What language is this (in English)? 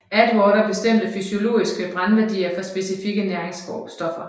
Danish